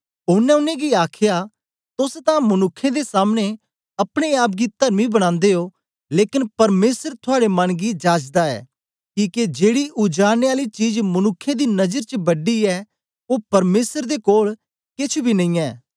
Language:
Dogri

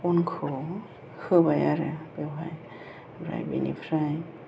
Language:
Bodo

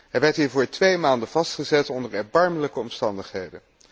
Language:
Dutch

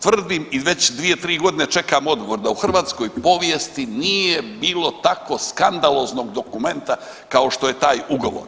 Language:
Croatian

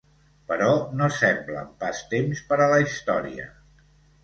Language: Catalan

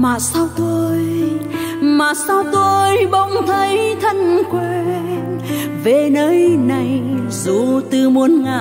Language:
Vietnamese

